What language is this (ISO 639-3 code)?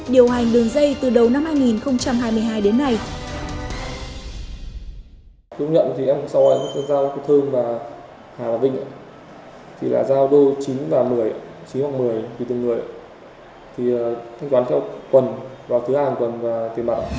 vie